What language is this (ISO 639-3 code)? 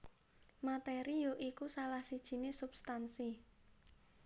jav